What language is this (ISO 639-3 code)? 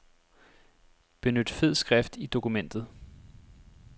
dan